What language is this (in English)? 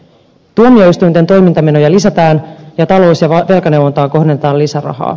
Finnish